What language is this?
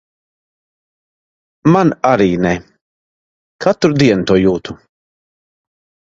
Latvian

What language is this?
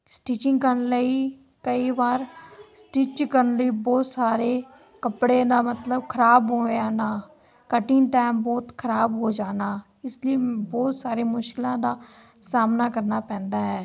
Punjabi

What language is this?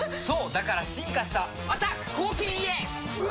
Japanese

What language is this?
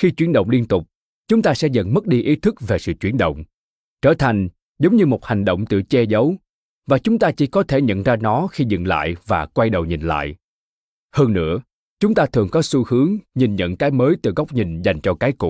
Vietnamese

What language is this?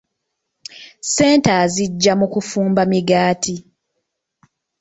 Ganda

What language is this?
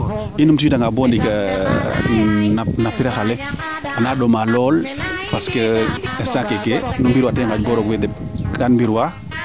Serer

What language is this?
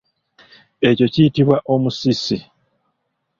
Ganda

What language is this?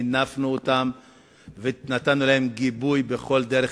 Hebrew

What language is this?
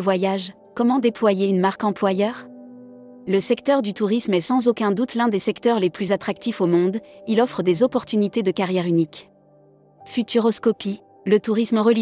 French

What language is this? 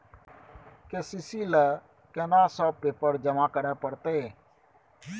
Maithili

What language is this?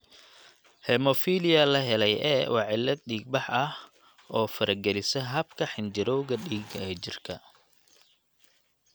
Somali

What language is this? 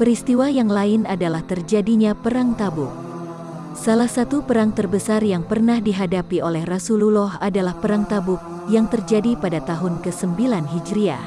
Indonesian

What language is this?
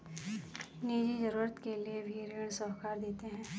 Hindi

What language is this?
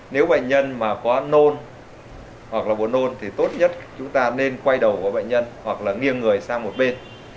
Vietnamese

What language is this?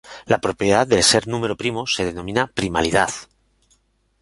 Spanish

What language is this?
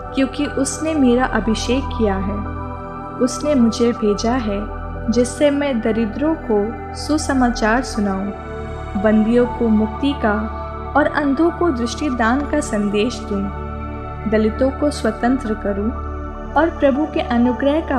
Hindi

